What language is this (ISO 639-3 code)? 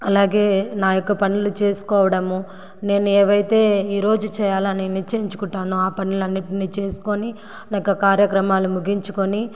tel